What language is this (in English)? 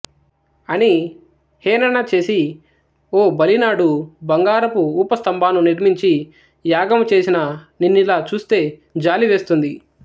Telugu